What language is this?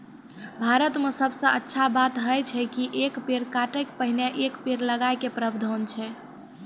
Maithili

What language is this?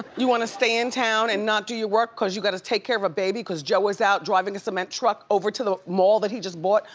English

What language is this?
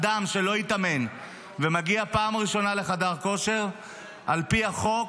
Hebrew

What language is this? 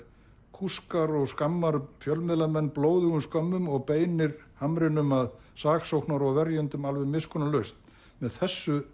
Icelandic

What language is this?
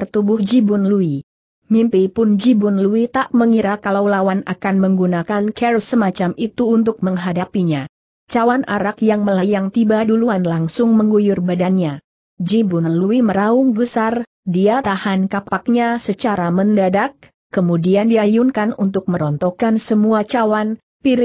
Indonesian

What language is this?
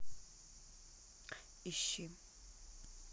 Russian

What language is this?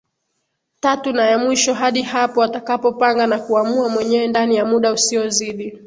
Swahili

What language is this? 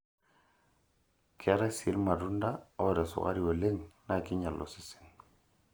Masai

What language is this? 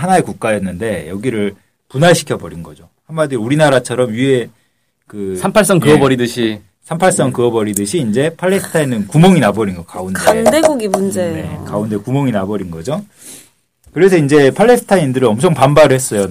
Korean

